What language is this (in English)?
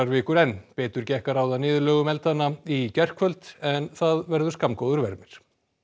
Icelandic